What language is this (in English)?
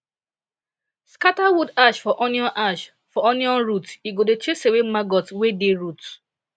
Nigerian Pidgin